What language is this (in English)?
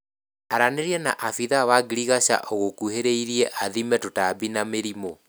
Kikuyu